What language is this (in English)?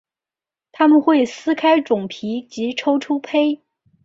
Chinese